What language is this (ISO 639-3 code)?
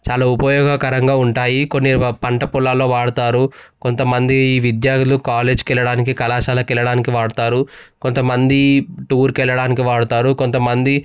tel